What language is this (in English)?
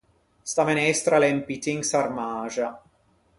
Ligurian